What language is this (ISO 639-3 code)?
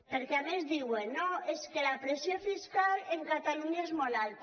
cat